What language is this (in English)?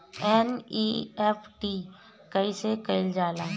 Bhojpuri